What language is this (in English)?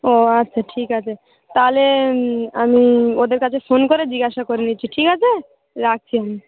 Bangla